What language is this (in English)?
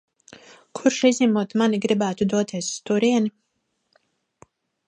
Latvian